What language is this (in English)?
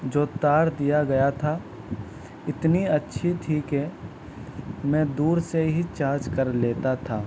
Urdu